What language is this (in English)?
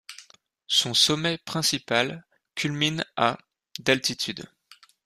French